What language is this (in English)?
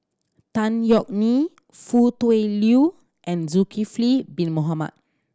English